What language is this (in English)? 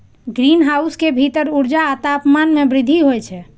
Maithili